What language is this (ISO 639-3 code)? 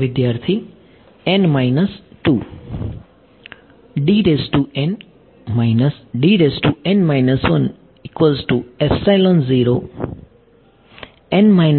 guj